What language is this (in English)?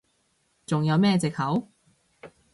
Cantonese